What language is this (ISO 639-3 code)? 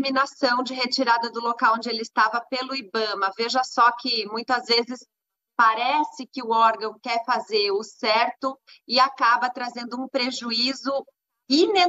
por